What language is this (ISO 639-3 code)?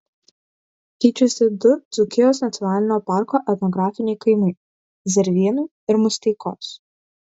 lit